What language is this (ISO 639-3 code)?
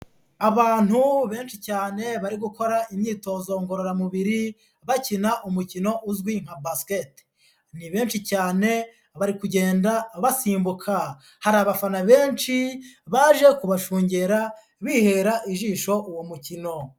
kin